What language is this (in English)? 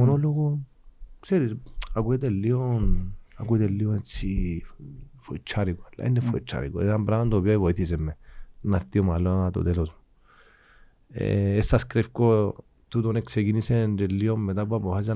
Greek